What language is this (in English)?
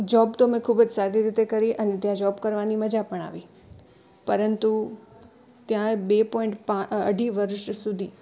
Gujarati